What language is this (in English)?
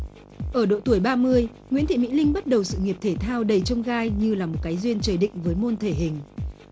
Vietnamese